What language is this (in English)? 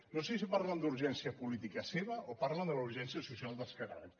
Catalan